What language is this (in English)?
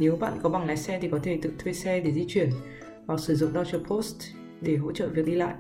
Vietnamese